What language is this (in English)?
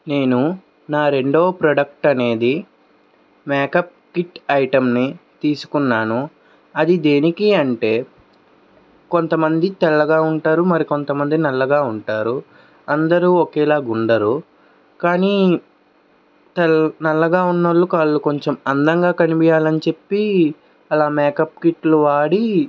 Telugu